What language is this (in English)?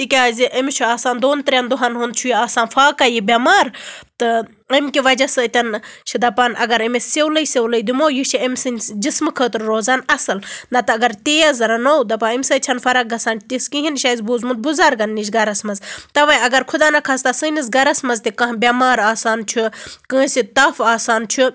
Kashmiri